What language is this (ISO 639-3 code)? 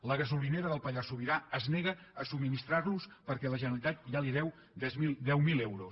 cat